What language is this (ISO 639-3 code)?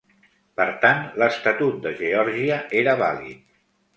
cat